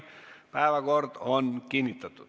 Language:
Estonian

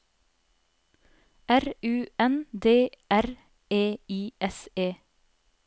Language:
Norwegian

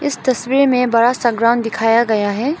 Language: Hindi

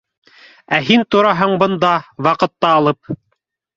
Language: Bashkir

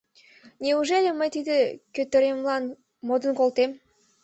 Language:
Mari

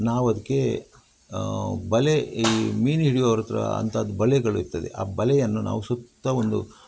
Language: Kannada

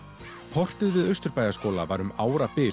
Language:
Icelandic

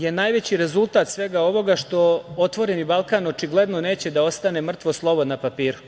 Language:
Serbian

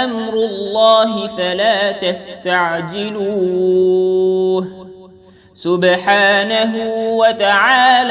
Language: Arabic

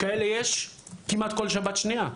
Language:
Hebrew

